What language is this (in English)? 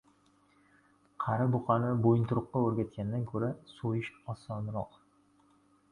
Uzbek